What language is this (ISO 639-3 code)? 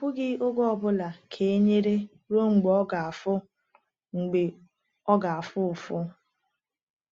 ibo